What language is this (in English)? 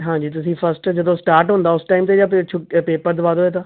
Punjabi